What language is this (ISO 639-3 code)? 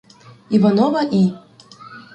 ukr